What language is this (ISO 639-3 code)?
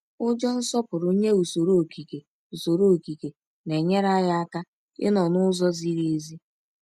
ibo